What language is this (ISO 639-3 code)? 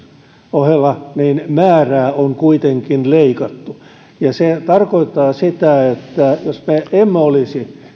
fin